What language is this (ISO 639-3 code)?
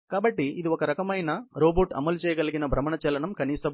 tel